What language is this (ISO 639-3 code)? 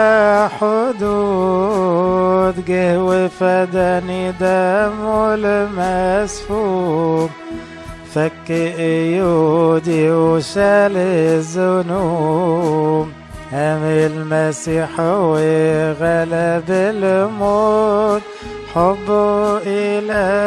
ara